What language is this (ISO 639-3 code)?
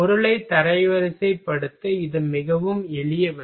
tam